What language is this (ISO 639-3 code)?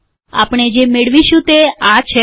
guj